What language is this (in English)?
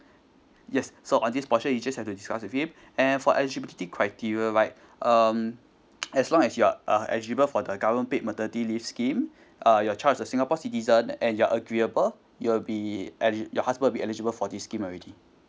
English